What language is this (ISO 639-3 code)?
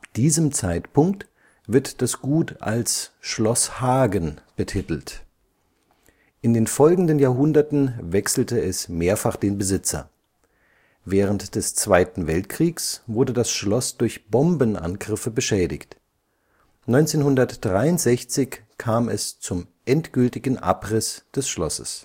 deu